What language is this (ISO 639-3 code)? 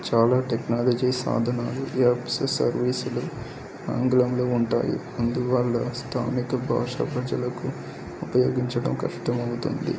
tel